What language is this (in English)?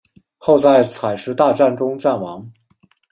Chinese